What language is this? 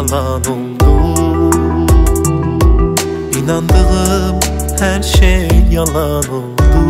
Turkish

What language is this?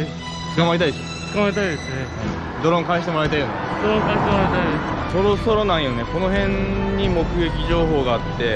Japanese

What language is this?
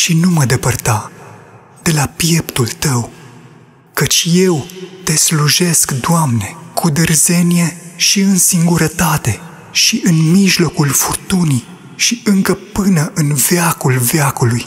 Romanian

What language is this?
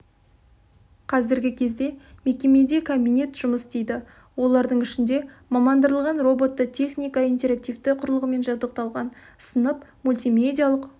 Kazakh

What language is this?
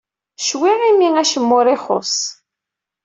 Kabyle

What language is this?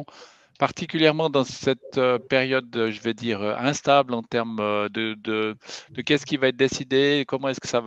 French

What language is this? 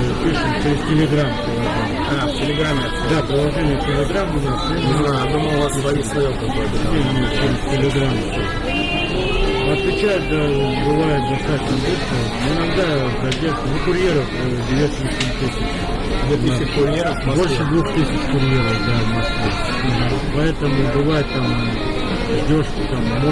Russian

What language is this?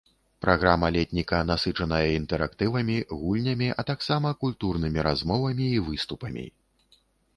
Belarusian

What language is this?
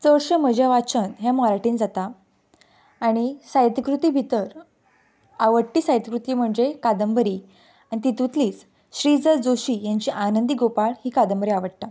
Konkani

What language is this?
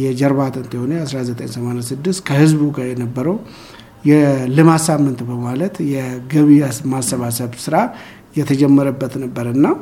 Amharic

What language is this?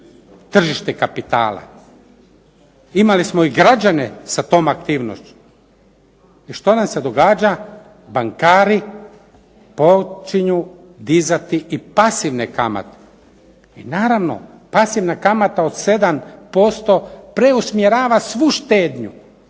Croatian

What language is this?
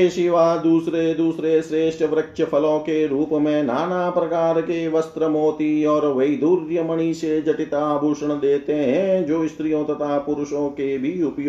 Hindi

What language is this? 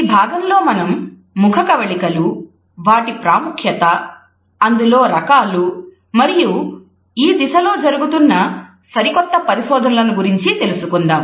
Telugu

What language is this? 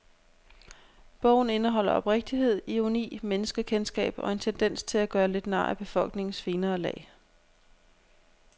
Danish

